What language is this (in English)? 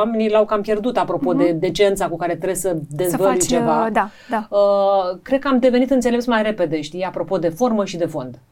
Romanian